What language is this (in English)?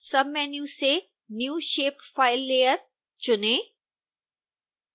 Hindi